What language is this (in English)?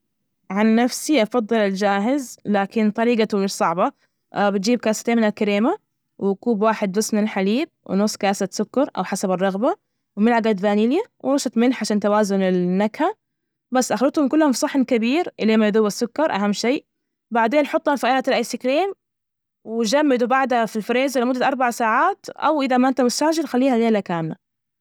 Najdi Arabic